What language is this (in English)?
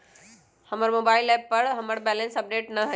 Magahi